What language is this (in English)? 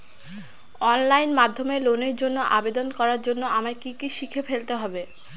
Bangla